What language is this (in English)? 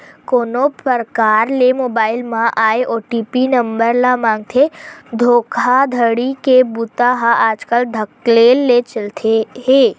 Chhattisgarhi